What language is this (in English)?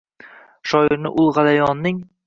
Uzbek